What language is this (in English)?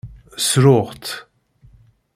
Kabyle